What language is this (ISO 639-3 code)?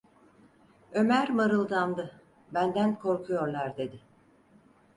tur